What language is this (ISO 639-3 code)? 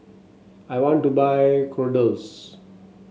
eng